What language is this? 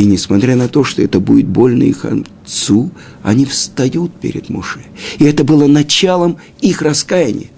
Russian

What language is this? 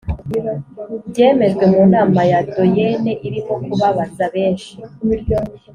Kinyarwanda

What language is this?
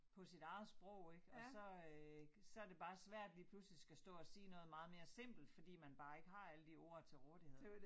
Danish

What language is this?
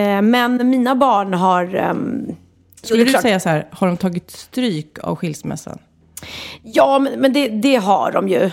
Swedish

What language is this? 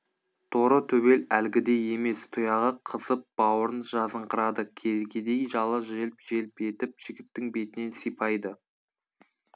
Kazakh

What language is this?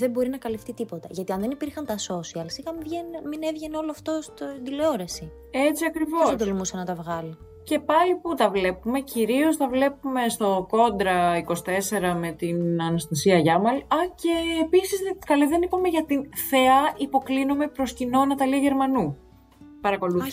Greek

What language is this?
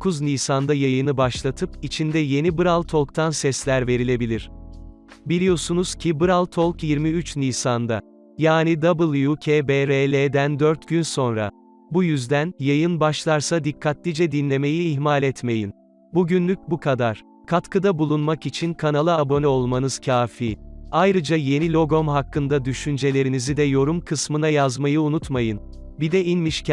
Turkish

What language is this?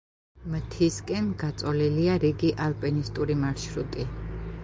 Georgian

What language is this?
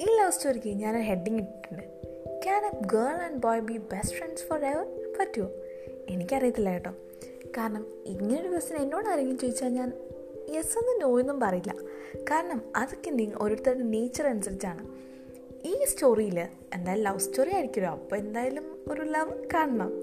Malayalam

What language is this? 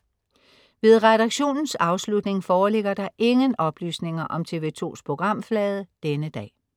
Danish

